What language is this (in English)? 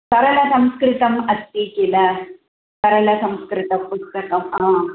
Sanskrit